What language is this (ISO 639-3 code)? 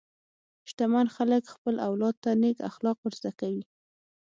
pus